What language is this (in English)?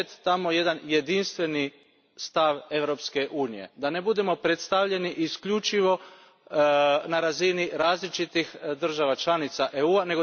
Croatian